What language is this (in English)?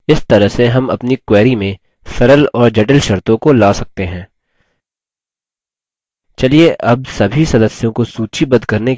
Hindi